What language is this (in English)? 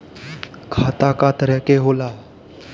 Bhojpuri